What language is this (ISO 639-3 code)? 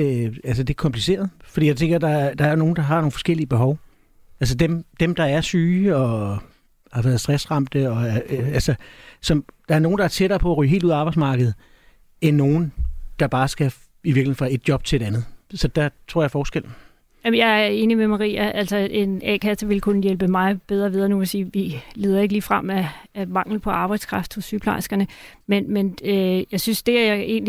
dan